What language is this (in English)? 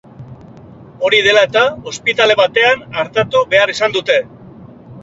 Basque